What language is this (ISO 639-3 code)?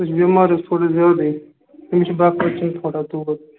kas